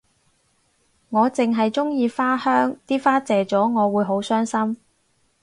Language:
Cantonese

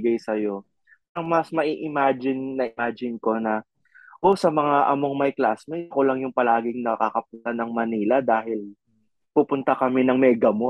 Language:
Filipino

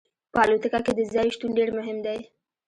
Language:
Pashto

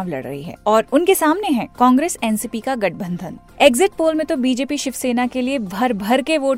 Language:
Hindi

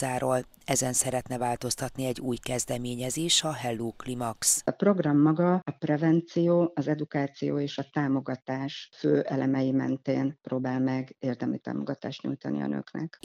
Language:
Hungarian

